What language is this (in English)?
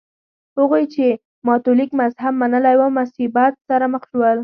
Pashto